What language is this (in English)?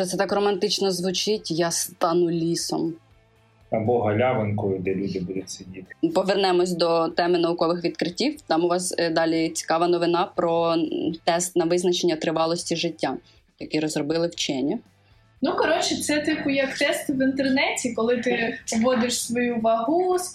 Ukrainian